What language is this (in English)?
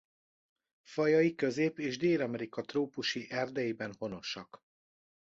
Hungarian